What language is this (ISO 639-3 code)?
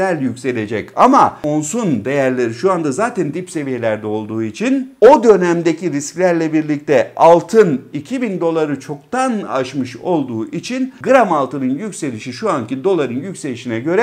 tur